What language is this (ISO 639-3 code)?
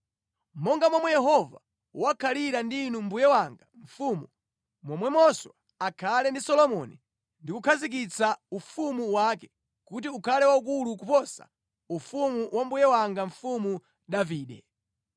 nya